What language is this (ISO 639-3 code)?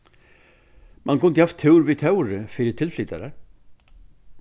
fao